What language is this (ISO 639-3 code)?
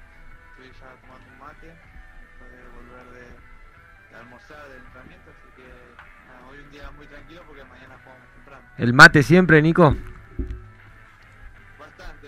spa